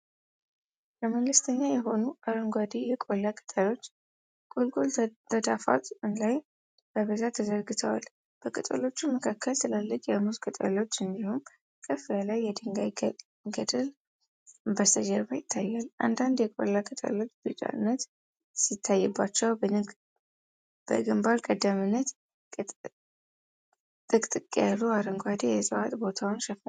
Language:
Amharic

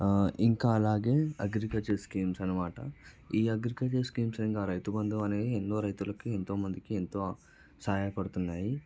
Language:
Telugu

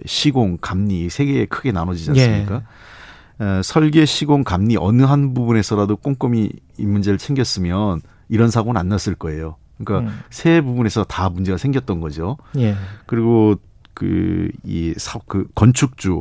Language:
Korean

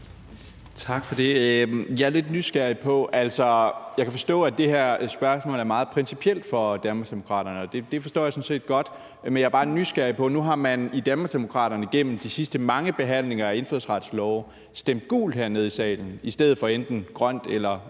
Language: Danish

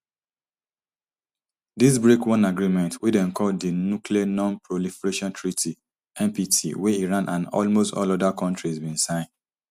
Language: Nigerian Pidgin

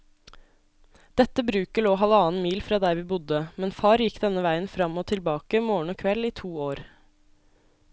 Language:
Norwegian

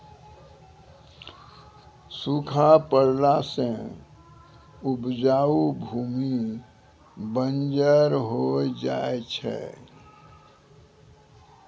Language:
Maithili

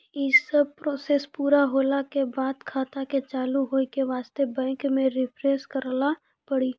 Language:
Maithili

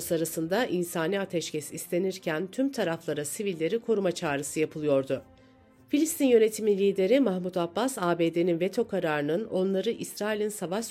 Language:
Turkish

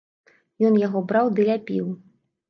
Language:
Belarusian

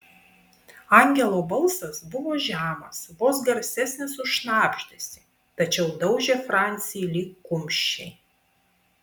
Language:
Lithuanian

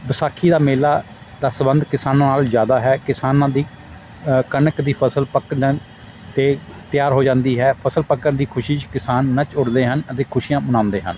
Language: Punjabi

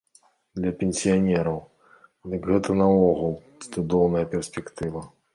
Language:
Belarusian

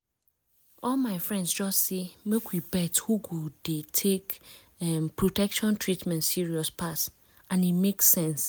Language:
Nigerian Pidgin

